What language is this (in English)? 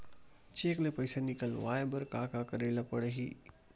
Chhattisgarhi